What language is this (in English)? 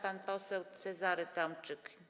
Polish